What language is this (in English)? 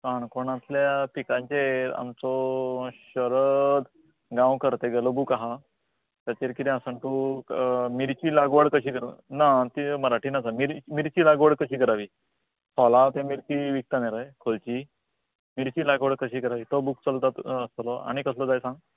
Konkani